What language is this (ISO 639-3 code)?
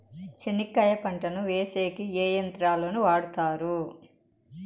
tel